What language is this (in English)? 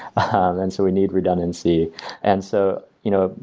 English